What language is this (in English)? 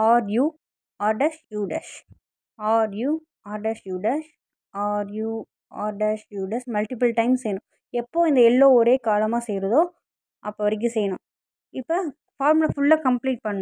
English